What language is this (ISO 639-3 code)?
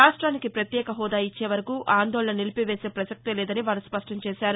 tel